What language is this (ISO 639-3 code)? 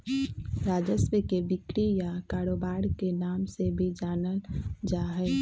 mag